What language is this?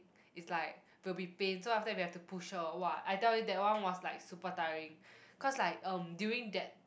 English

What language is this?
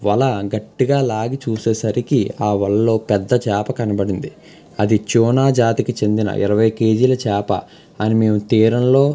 Telugu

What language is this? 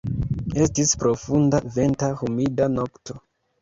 Esperanto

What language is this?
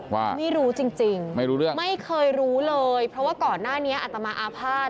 Thai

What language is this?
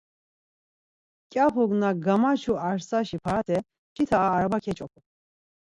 Laz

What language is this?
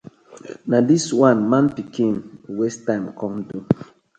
Nigerian Pidgin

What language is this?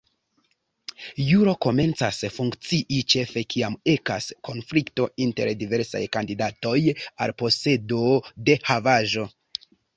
Esperanto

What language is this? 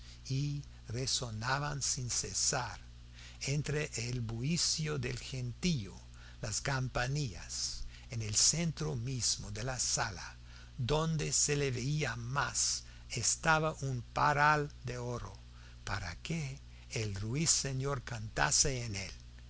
Spanish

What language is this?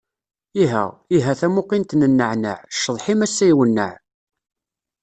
Kabyle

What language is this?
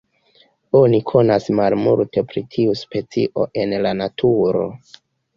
Esperanto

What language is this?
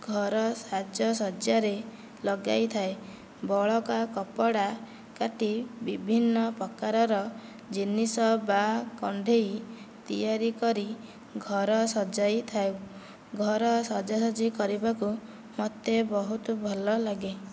Odia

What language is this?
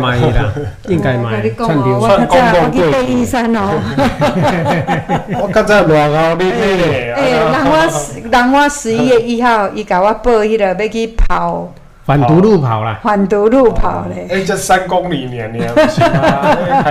Chinese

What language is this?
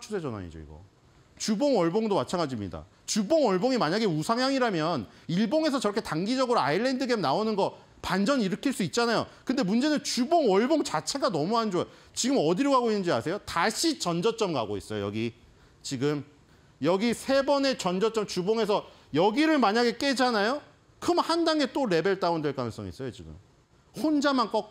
Korean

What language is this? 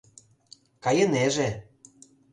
Mari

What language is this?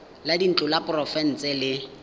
Tswana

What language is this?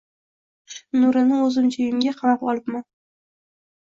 Uzbek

